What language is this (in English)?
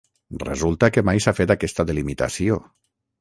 Catalan